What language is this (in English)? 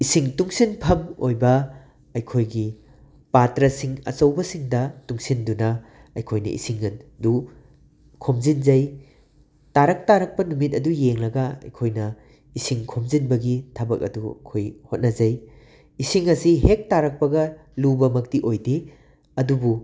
Manipuri